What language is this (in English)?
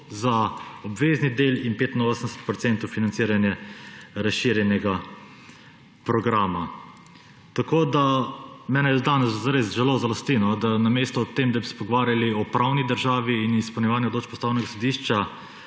Slovenian